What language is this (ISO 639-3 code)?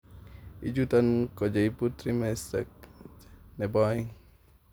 kln